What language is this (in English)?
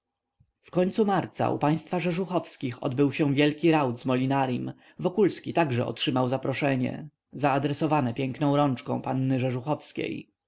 Polish